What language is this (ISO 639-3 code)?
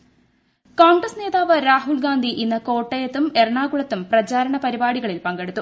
mal